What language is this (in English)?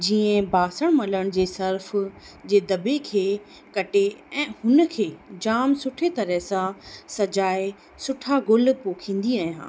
Sindhi